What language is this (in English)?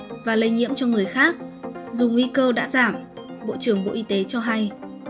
Vietnamese